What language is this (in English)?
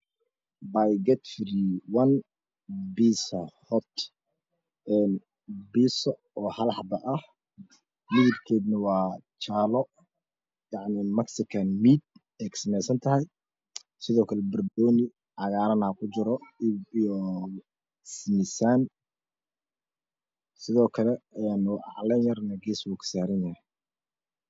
Somali